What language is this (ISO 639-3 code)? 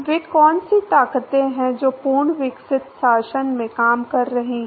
hin